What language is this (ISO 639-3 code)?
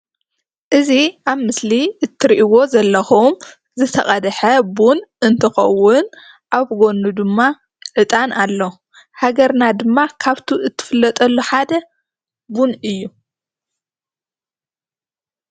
tir